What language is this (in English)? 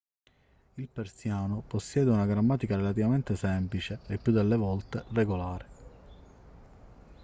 Italian